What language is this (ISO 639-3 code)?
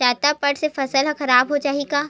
hne